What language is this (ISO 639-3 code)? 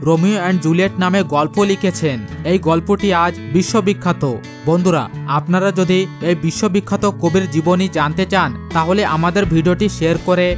ben